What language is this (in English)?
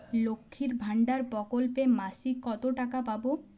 Bangla